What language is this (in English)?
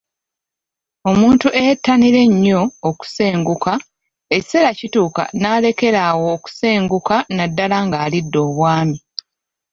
Ganda